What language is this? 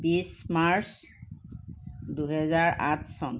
Assamese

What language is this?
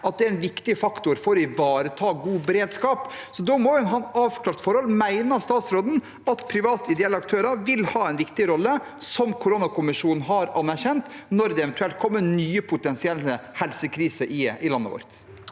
Norwegian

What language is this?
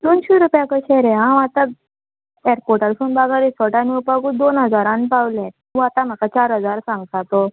Konkani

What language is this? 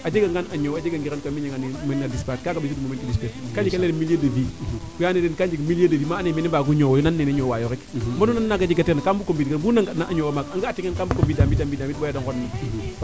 Serer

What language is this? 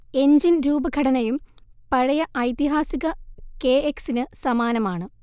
Malayalam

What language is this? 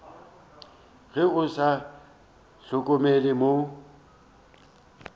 Northern Sotho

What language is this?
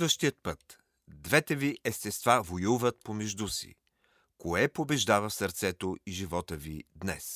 Bulgarian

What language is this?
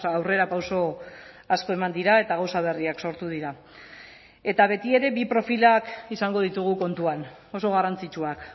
Basque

